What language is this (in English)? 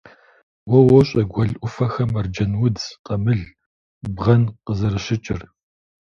Kabardian